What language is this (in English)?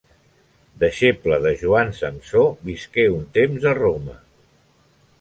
Catalan